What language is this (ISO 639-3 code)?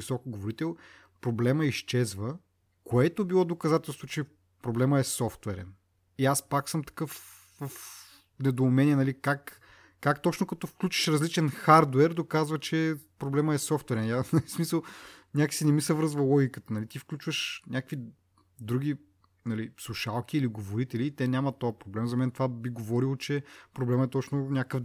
bul